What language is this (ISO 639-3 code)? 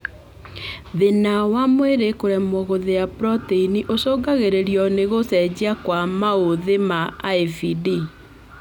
kik